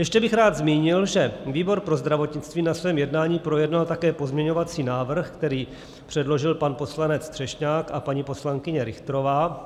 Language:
Czech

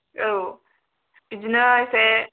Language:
Bodo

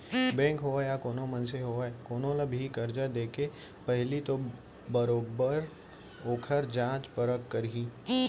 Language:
Chhattisgarhi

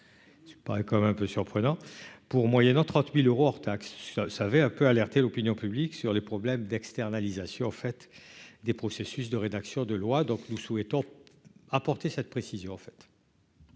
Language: French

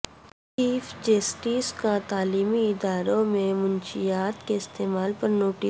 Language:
Urdu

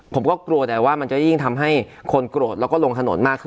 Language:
Thai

